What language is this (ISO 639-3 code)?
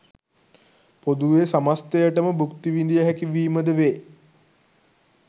sin